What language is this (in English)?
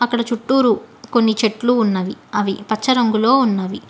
Telugu